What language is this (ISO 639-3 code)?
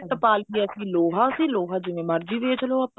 pan